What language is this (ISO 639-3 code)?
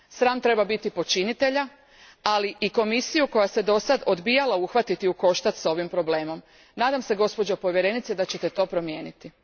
hrv